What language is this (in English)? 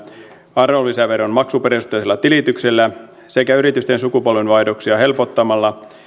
Finnish